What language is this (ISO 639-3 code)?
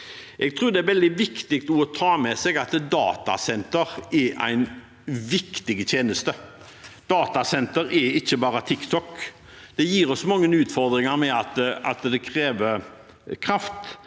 nor